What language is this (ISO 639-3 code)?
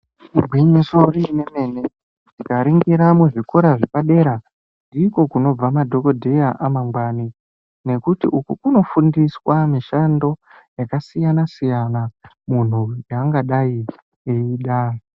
ndc